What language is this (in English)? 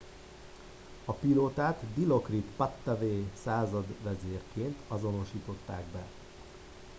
Hungarian